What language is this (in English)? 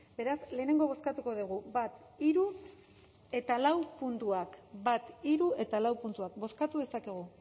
Basque